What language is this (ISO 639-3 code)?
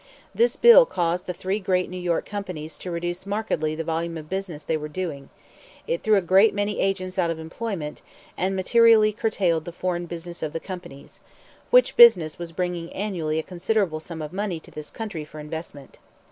eng